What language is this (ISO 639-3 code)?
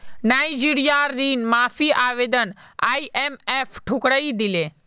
mag